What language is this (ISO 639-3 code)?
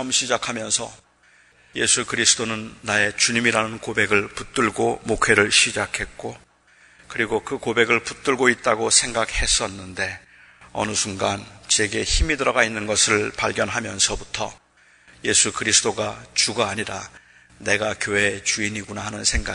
kor